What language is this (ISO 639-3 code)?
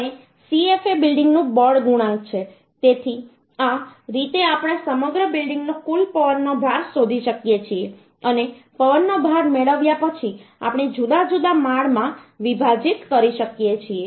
guj